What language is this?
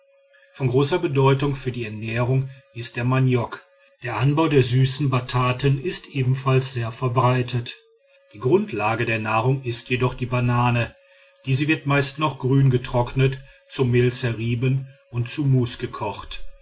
German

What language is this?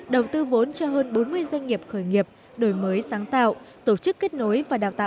Vietnamese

